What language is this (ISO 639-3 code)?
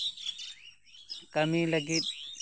sat